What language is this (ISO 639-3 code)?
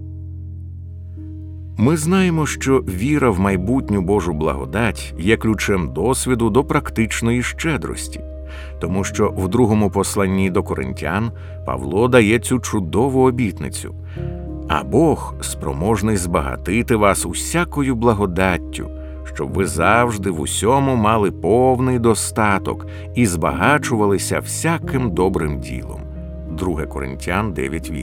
ukr